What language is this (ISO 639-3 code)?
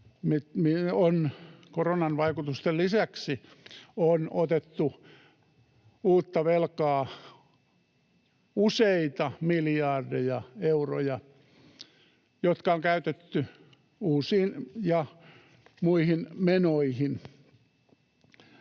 fin